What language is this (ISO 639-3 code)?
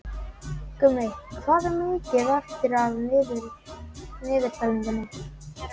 isl